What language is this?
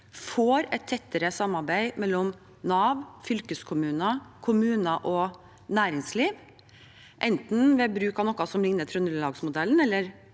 Norwegian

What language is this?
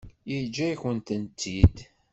Kabyle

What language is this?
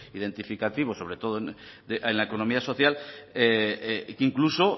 Spanish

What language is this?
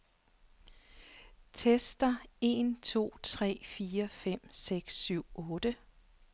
Danish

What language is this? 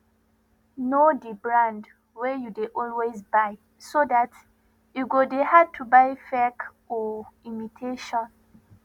Nigerian Pidgin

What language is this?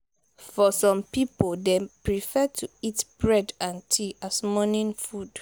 Nigerian Pidgin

